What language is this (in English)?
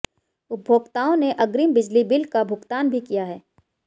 Hindi